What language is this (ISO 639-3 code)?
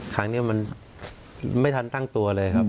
tha